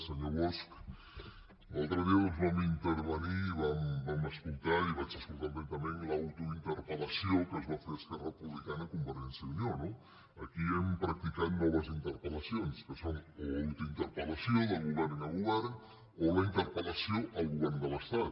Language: Catalan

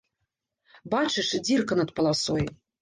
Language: Belarusian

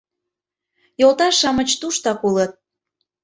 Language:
Mari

